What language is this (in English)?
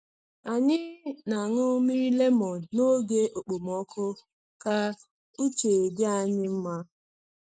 Igbo